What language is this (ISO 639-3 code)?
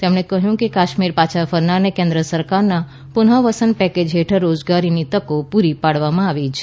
guj